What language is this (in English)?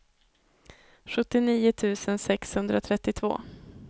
Swedish